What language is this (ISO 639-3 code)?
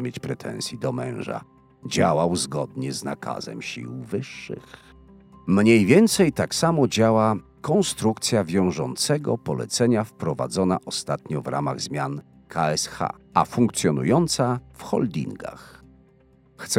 pol